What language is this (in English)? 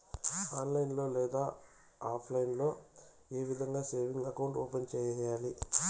Telugu